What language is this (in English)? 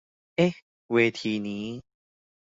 Thai